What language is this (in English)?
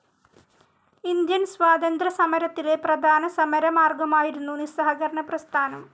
Malayalam